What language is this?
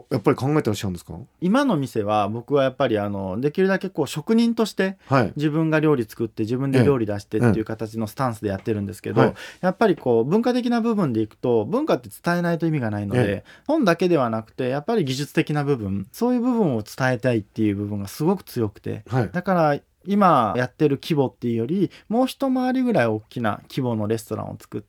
Japanese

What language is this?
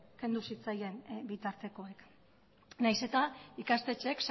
Basque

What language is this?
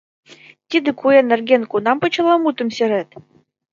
Mari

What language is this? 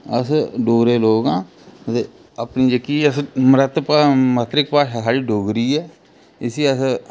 Dogri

